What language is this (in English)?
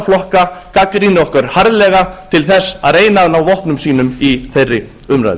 Icelandic